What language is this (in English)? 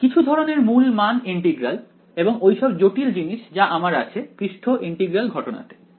Bangla